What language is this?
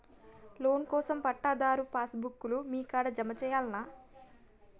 Telugu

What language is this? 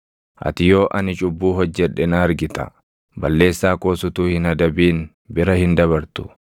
Oromo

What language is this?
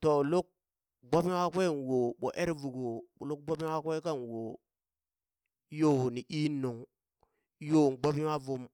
Burak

